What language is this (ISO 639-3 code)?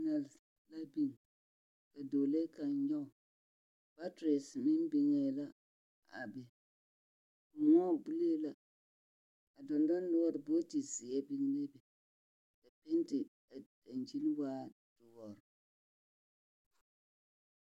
dga